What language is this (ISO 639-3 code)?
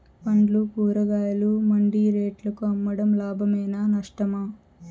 tel